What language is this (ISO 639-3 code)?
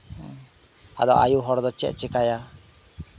sat